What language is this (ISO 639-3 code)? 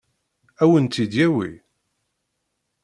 kab